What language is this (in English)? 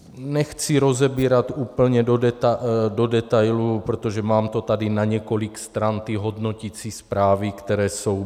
Czech